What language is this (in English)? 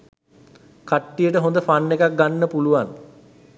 Sinhala